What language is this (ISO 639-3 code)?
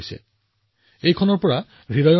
asm